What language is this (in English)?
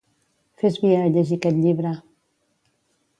Catalan